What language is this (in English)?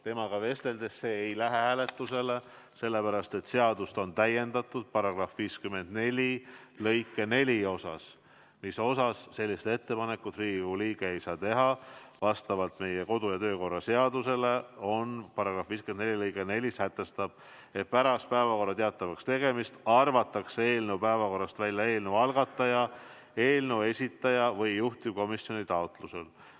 Estonian